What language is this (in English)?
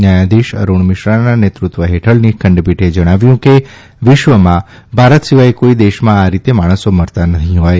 Gujarati